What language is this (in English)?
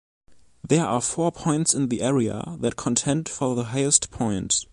English